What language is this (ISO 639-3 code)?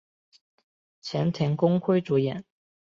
zho